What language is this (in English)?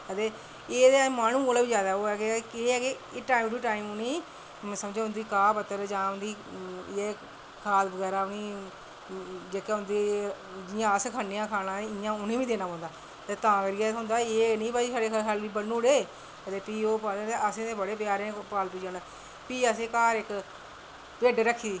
Dogri